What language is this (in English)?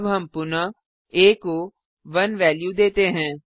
Hindi